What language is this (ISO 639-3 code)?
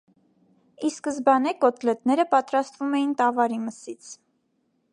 hye